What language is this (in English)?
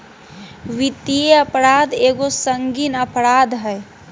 Magahi